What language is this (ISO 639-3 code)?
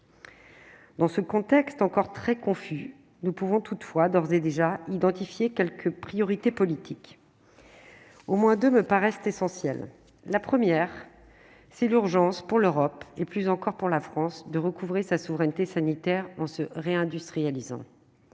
fra